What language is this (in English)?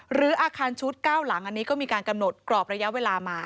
Thai